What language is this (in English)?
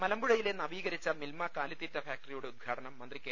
Malayalam